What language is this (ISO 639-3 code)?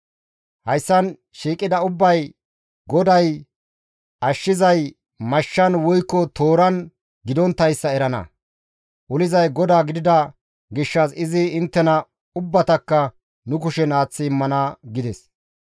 gmv